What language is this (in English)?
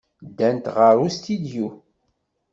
Kabyle